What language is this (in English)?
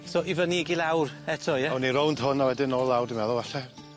Welsh